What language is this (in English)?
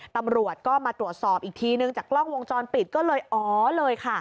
Thai